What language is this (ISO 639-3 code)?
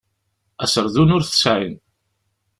kab